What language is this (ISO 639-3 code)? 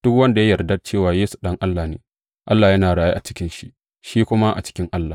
hau